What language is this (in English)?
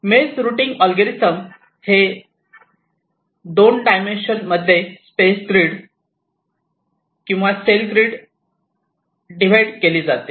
Marathi